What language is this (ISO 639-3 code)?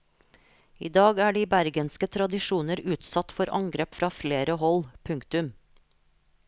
nor